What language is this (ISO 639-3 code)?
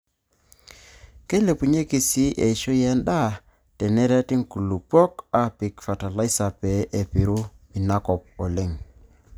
mas